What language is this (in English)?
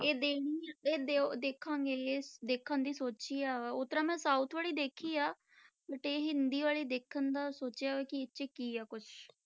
Punjabi